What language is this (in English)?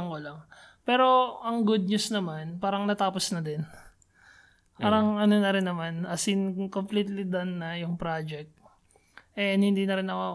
Filipino